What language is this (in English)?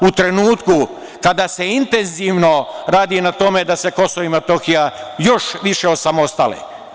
Serbian